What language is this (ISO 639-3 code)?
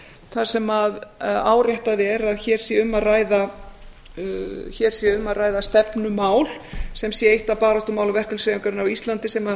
isl